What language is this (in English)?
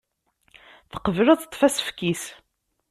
Kabyle